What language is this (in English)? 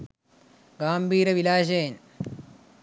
Sinhala